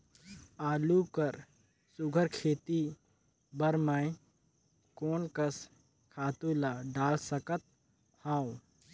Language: Chhattisgarhi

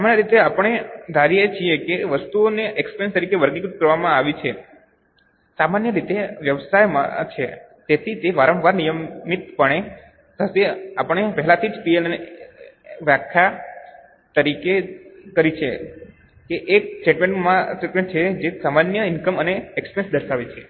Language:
Gujarati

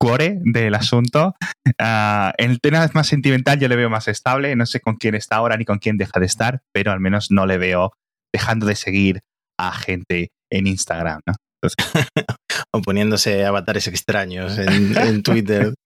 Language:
Spanish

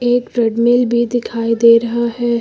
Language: Hindi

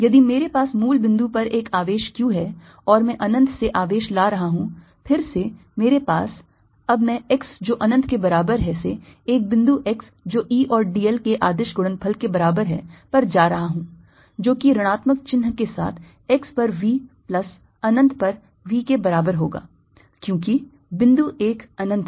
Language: Hindi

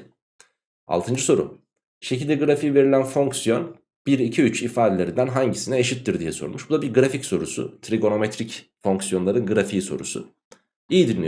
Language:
Turkish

